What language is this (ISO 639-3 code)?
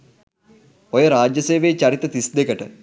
sin